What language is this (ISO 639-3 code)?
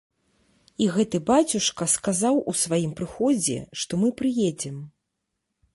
bel